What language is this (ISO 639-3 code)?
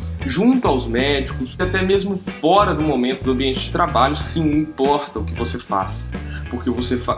por